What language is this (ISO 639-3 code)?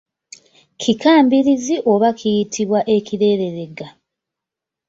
lug